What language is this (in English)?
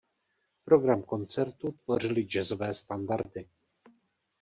Czech